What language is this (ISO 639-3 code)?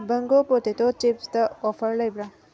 mni